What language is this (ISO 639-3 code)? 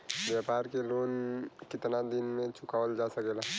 bho